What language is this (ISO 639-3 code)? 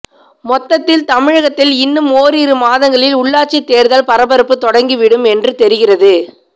tam